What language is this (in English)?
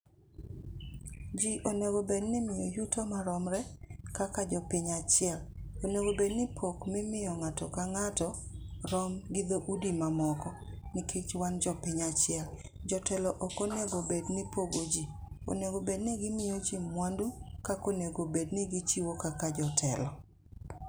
Luo (Kenya and Tanzania)